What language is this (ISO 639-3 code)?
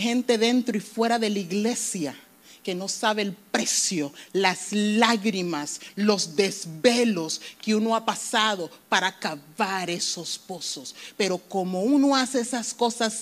spa